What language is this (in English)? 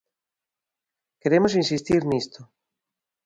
Galician